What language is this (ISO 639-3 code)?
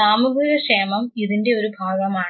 mal